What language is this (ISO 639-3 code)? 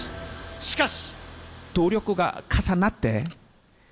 jpn